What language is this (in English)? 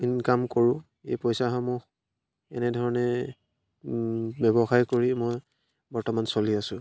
Assamese